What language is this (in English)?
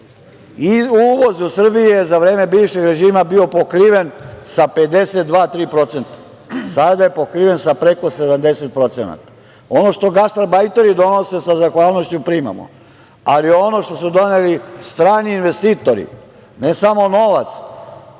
Serbian